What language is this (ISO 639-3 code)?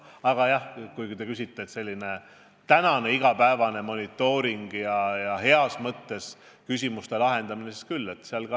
est